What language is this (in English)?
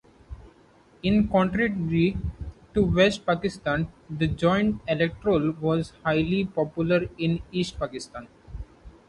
English